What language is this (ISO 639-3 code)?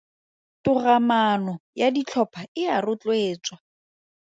tsn